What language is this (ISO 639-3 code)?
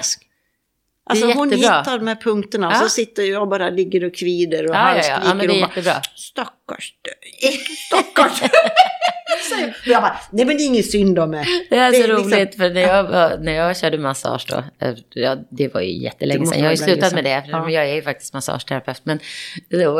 swe